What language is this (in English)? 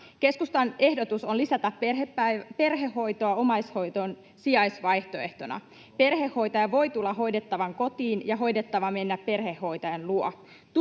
Finnish